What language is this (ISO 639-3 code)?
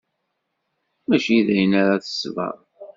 kab